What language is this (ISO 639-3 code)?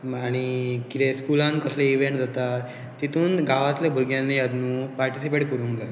kok